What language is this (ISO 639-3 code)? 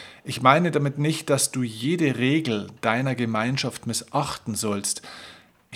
deu